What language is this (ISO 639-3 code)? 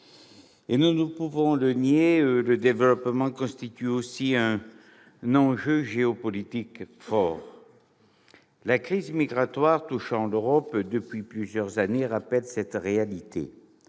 fra